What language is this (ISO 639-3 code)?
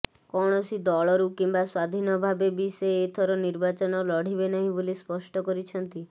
ori